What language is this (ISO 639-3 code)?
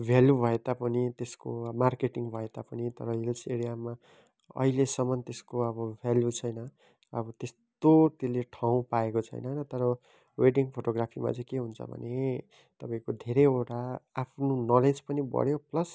nep